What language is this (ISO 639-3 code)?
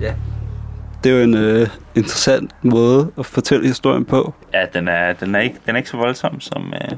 dan